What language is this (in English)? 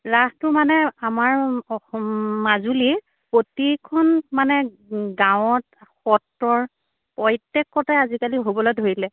Assamese